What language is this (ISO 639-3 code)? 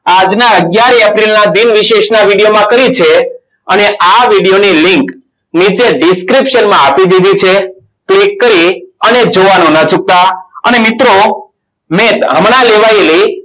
guj